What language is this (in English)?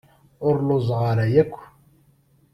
Kabyle